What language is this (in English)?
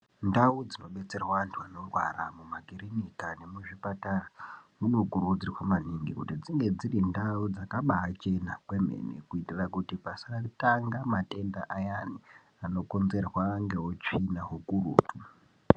Ndau